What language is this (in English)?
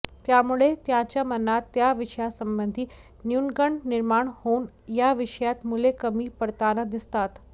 Marathi